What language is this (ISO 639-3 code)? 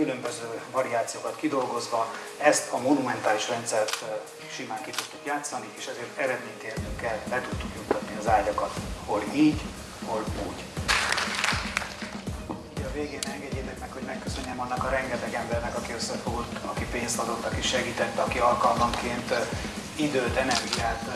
hun